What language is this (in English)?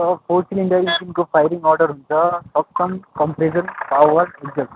Nepali